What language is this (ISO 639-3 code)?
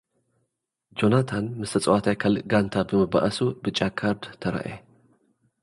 tir